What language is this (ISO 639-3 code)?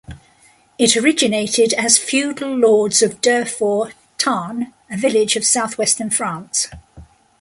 eng